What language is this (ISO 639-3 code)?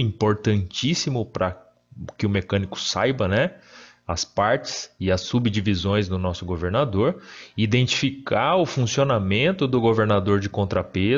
por